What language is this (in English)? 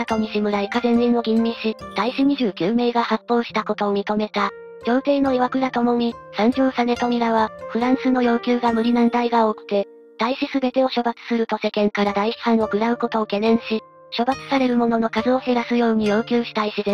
Japanese